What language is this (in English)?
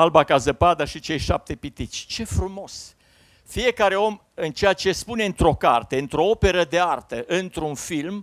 Romanian